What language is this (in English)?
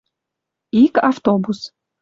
Western Mari